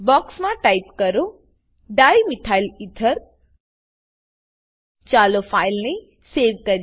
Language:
Gujarati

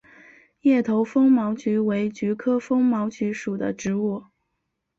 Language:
Chinese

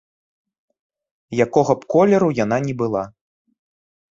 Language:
Belarusian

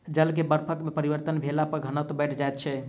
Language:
Maithili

